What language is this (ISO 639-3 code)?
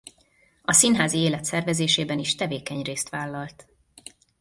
hun